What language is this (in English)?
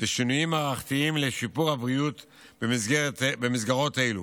Hebrew